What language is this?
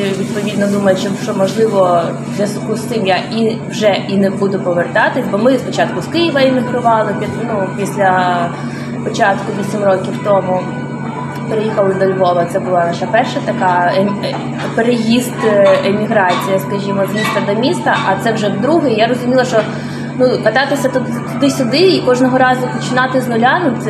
Ukrainian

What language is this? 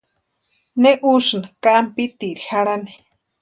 Western Highland Purepecha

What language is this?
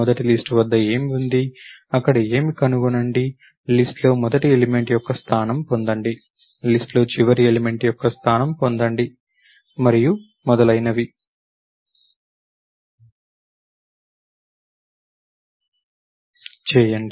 Telugu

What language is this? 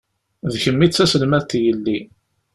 Kabyle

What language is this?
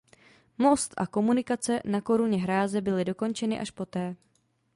Czech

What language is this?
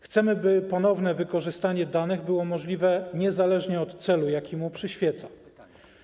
Polish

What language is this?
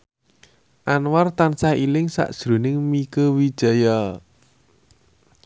Javanese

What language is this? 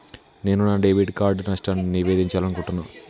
Telugu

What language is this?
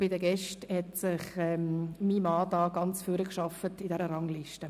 Swiss German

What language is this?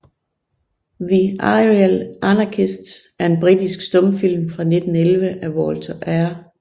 Danish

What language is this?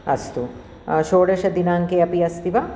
Sanskrit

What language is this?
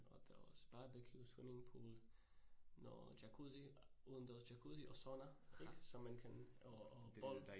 Danish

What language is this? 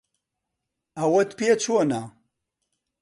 Central Kurdish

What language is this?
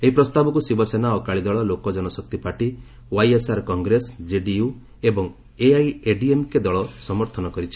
Odia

